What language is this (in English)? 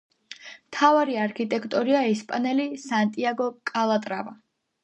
Georgian